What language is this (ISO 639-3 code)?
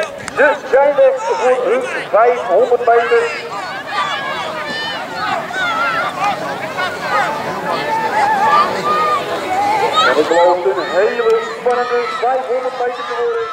nld